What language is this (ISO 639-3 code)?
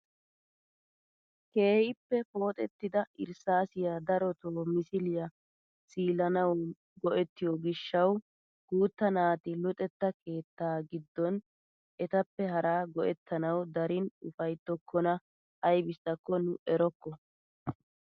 wal